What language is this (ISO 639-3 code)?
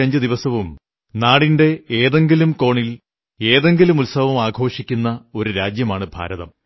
mal